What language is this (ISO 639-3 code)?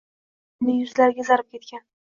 uzb